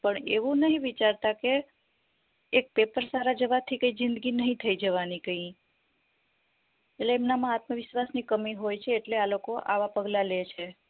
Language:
Gujarati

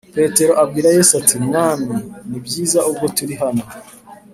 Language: Kinyarwanda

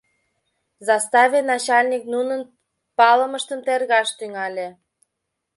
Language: Mari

